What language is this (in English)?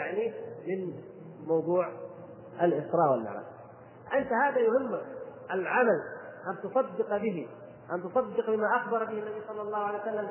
Arabic